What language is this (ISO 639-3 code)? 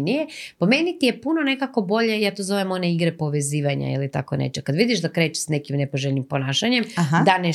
hrv